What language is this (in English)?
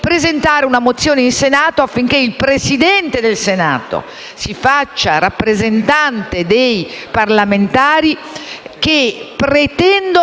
Italian